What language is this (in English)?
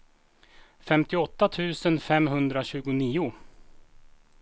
Swedish